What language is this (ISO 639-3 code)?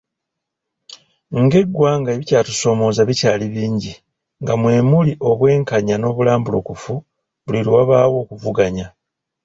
lug